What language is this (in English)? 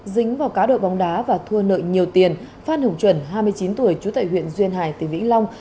Vietnamese